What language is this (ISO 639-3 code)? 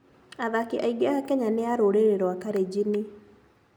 kik